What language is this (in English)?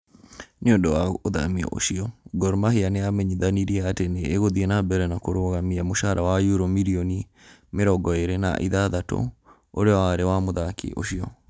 Kikuyu